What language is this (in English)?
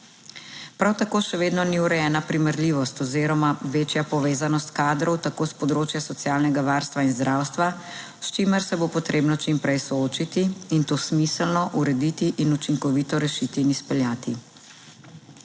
Slovenian